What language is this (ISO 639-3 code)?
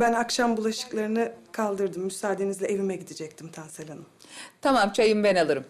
tur